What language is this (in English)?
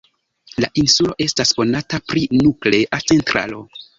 Esperanto